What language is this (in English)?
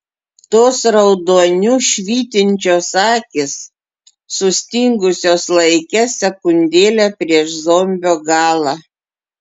Lithuanian